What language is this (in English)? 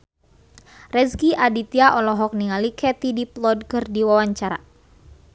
Sundanese